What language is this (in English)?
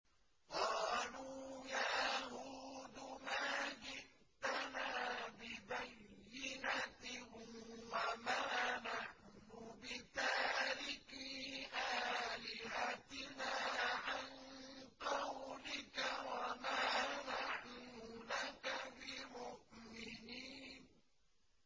Arabic